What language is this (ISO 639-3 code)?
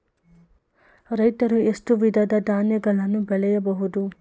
kan